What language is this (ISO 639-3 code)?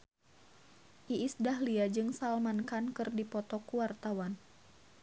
sun